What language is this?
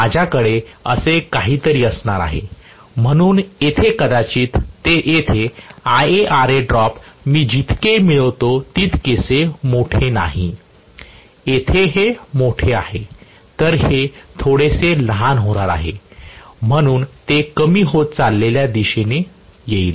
Marathi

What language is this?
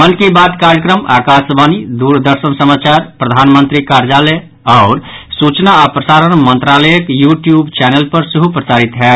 Maithili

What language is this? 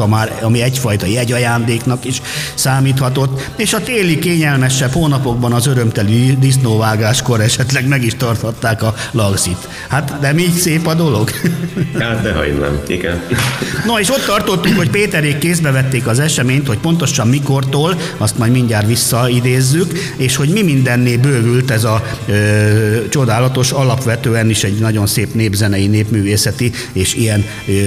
Hungarian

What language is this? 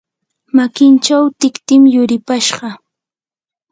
Yanahuanca Pasco Quechua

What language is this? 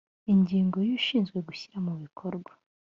Kinyarwanda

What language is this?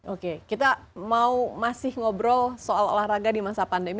Indonesian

